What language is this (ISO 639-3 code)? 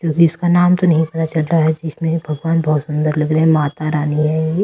hin